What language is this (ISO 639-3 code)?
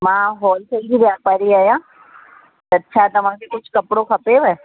snd